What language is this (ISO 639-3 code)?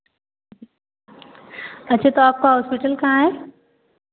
hin